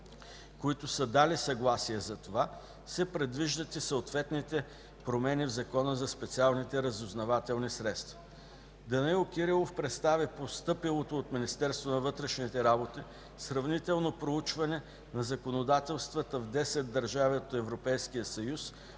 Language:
Bulgarian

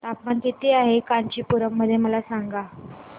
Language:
Marathi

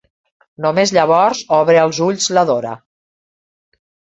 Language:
Catalan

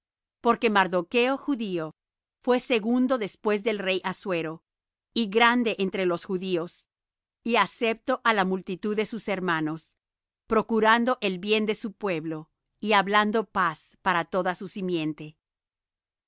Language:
Spanish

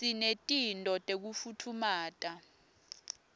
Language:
Swati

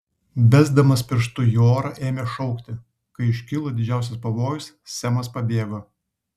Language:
Lithuanian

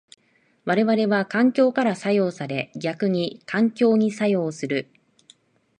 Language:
Japanese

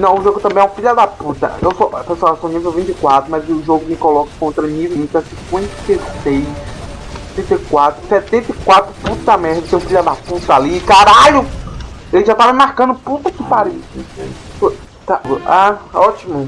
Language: Portuguese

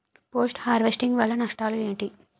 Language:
Telugu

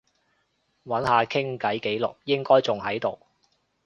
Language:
Cantonese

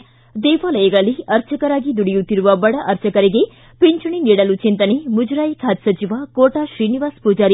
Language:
Kannada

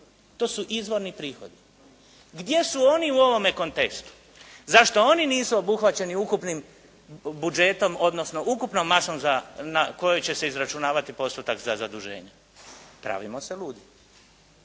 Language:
Croatian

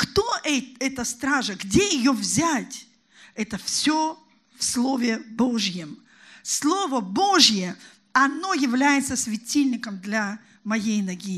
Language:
Russian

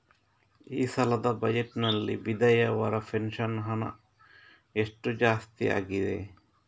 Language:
Kannada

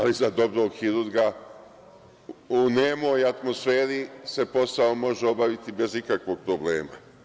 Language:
Serbian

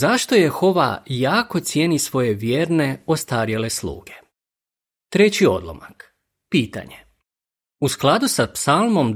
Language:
Croatian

